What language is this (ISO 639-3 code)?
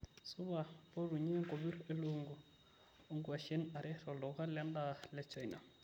mas